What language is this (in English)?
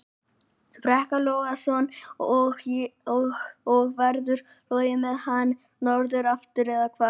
Icelandic